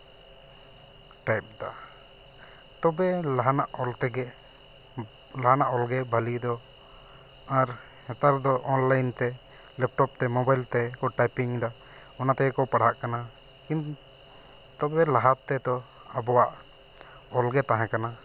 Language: Santali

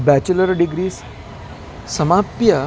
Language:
Sanskrit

